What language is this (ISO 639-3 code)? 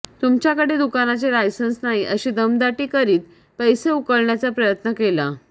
mar